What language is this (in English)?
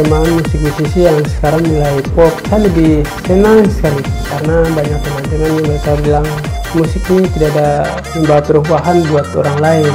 Indonesian